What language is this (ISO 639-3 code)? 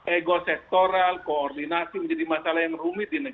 ind